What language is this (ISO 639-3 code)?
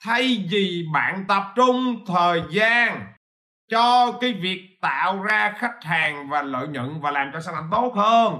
vie